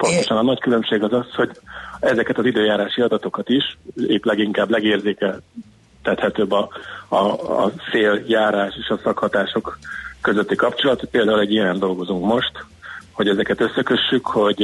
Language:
Hungarian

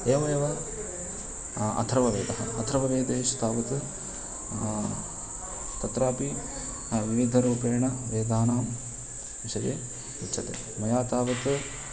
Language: Sanskrit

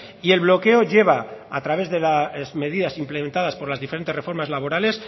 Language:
Spanish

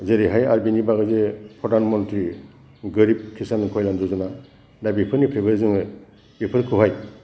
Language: Bodo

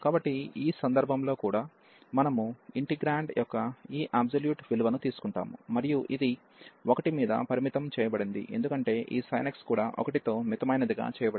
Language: Telugu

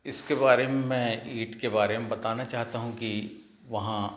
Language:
Hindi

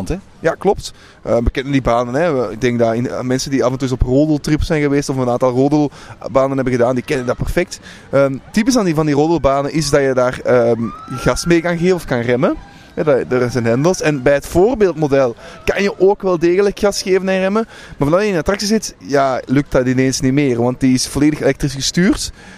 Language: Dutch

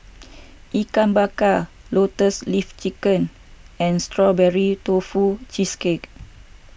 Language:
English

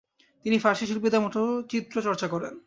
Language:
Bangla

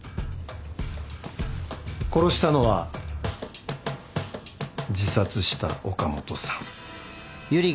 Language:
Japanese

